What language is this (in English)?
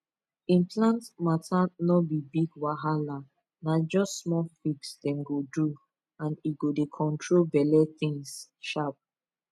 Nigerian Pidgin